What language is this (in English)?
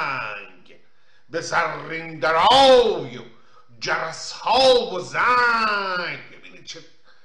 Persian